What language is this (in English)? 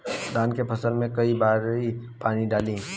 Bhojpuri